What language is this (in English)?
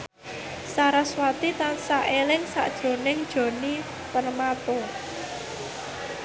Javanese